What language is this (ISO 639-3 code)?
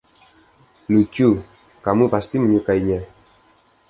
ind